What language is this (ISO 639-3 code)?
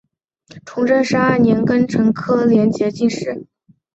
zho